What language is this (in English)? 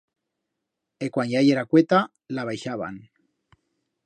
Aragonese